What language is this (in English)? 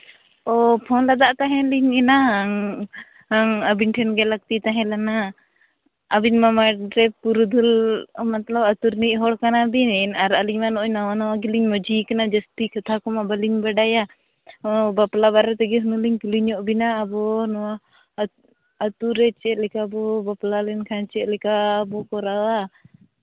Santali